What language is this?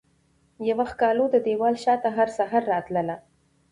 Pashto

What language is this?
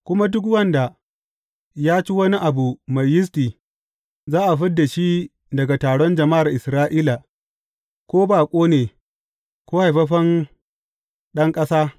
Hausa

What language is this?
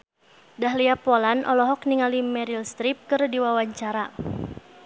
Sundanese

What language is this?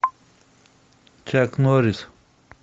Russian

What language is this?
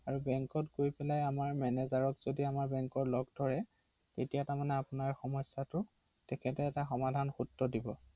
Assamese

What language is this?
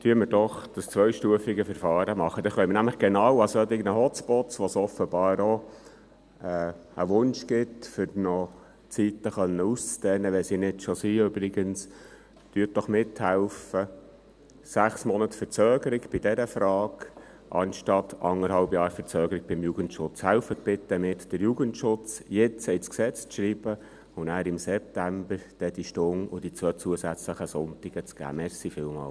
Swiss German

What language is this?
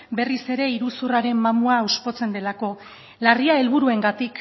Basque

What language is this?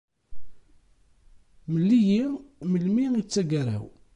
Kabyle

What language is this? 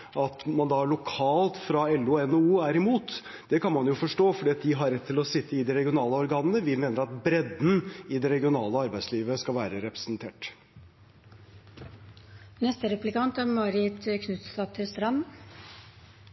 Norwegian Bokmål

